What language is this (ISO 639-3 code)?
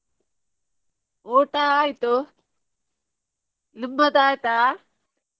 kan